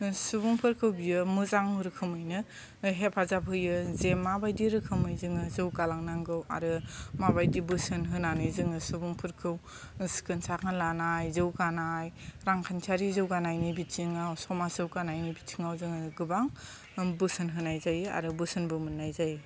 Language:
Bodo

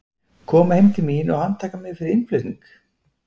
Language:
Icelandic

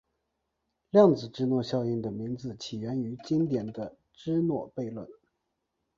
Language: Chinese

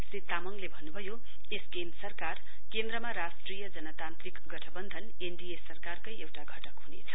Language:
Nepali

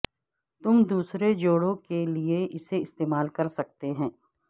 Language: Urdu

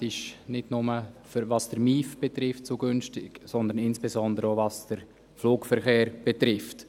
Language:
Swiss German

